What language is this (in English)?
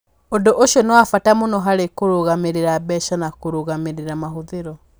Kikuyu